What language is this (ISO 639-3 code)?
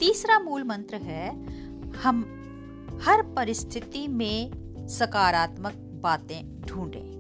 hin